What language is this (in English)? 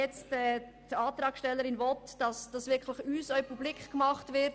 Swiss German